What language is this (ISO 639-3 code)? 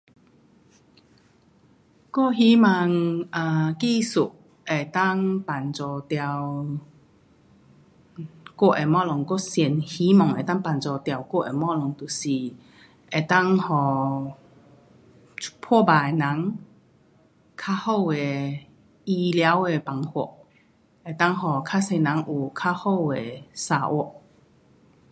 cpx